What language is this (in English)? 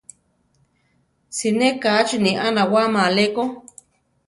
Central Tarahumara